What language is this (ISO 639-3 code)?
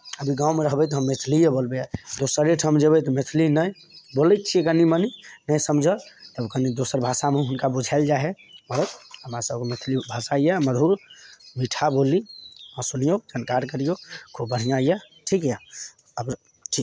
mai